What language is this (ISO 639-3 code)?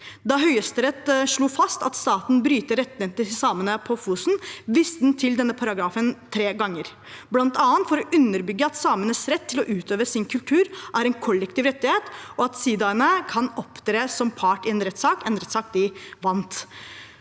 nor